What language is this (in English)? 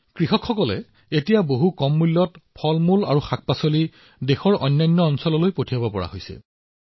Assamese